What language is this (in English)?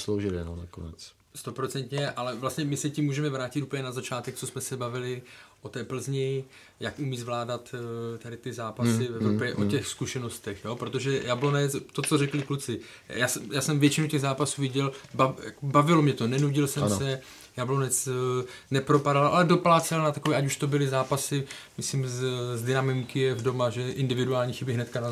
Czech